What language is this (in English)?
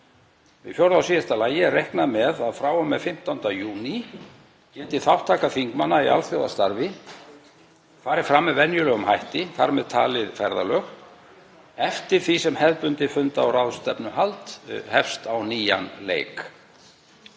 Icelandic